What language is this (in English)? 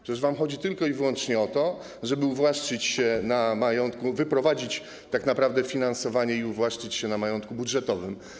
Polish